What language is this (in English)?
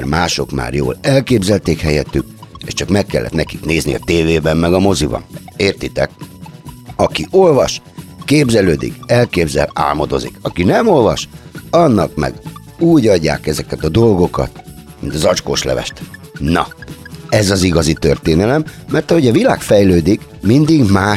Hungarian